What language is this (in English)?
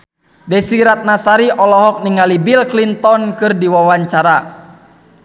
Sundanese